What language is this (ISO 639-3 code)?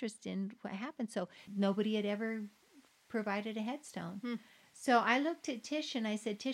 eng